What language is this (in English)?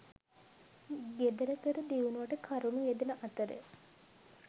Sinhala